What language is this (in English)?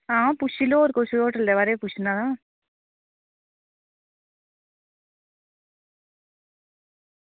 Dogri